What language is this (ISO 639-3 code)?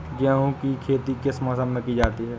hin